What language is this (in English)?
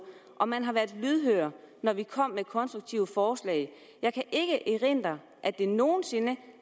Danish